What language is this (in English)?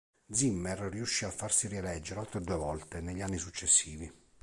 Italian